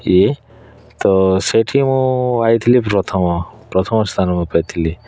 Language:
Odia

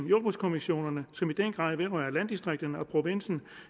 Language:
Danish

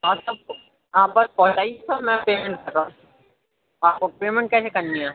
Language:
Urdu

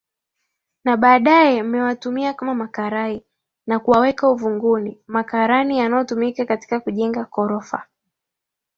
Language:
Swahili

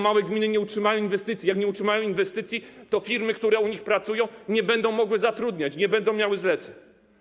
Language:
Polish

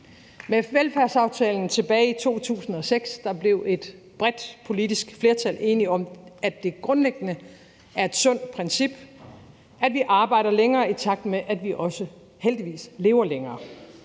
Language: Danish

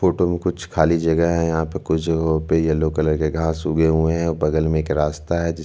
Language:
Hindi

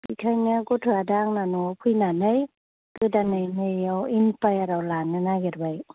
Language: Bodo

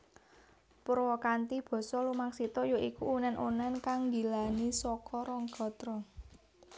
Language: Javanese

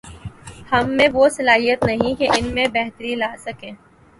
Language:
Urdu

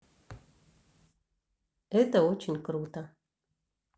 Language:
Russian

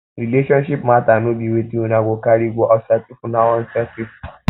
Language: Nigerian Pidgin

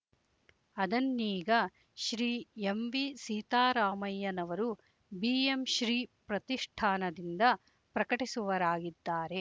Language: Kannada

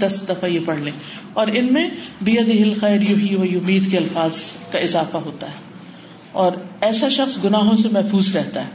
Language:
Urdu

